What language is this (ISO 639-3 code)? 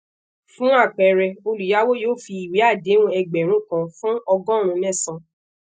yor